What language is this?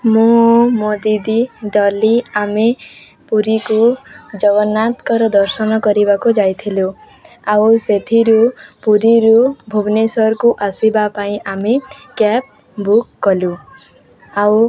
Odia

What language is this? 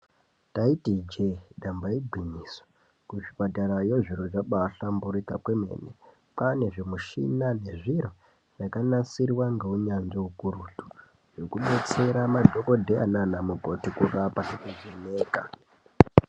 Ndau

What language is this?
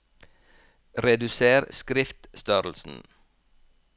Norwegian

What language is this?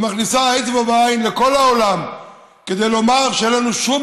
Hebrew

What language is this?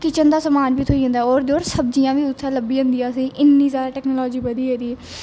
Dogri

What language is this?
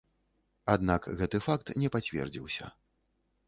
Belarusian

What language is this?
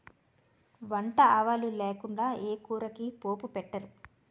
Telugu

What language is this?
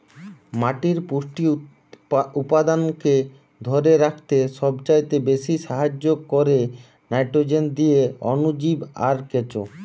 Bangla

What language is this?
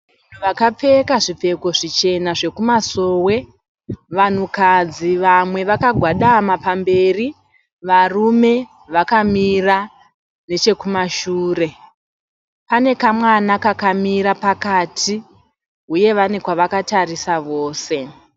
Shona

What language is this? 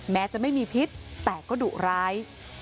Thai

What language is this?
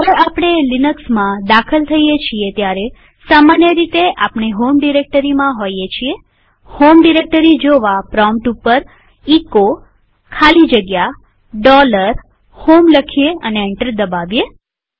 Gujarati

